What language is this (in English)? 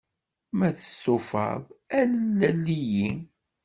Kabyle